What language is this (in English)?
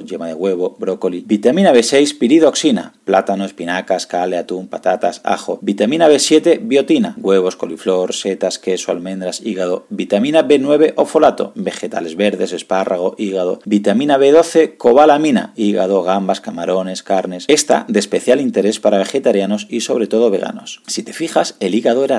Spanish